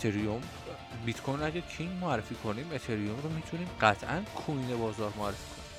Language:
Persian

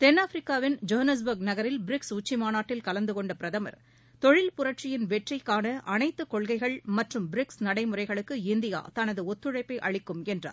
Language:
Tamil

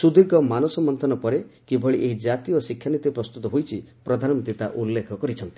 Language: Odia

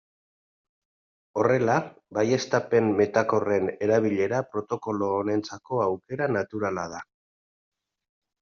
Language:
Basque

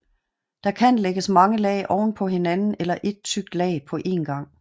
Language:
Danish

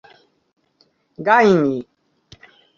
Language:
Esperanto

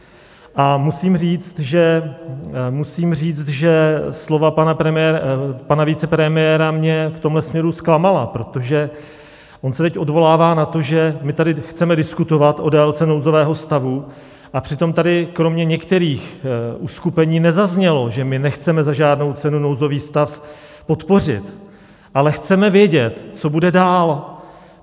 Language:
Czech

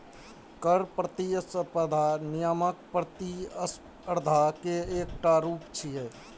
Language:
Maithili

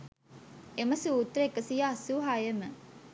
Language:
Sinhala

